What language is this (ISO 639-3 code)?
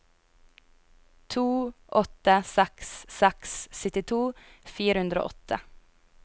nor